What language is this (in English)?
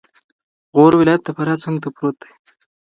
Pashto